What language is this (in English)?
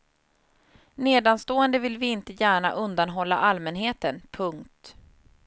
Swedish